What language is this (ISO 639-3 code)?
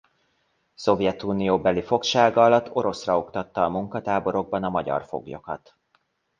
hun